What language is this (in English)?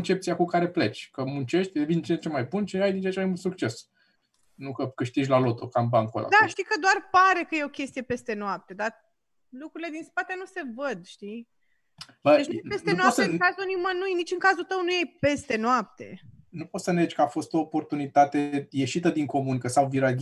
Romanian